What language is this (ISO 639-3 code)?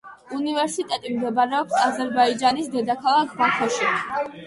kat